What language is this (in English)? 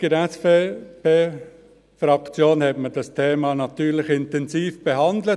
Swiss German